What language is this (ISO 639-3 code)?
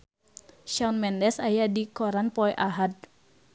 sun